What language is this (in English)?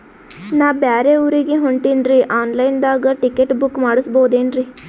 Kannada